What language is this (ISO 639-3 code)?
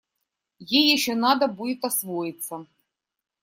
rus